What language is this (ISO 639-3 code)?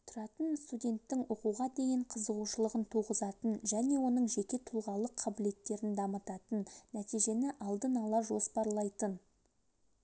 kaz